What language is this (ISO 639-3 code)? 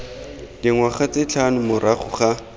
tsn